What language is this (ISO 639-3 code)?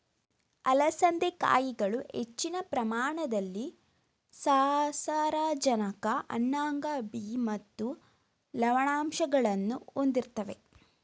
kan